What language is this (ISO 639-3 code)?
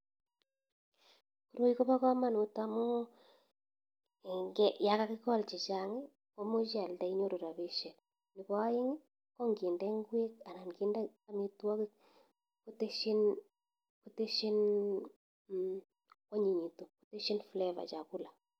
kln